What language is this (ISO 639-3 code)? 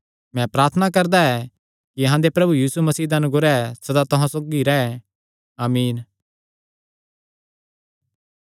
xnr